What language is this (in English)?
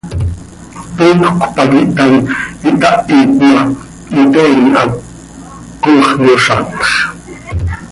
Seri